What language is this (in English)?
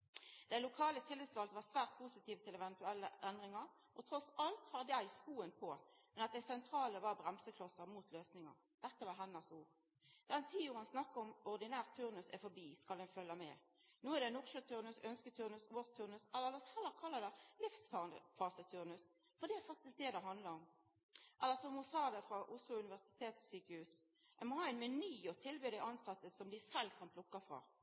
Norwegian Nynorsk